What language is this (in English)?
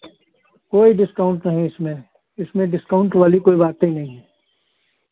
Hindi